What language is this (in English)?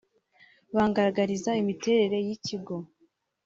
Kinyarwanda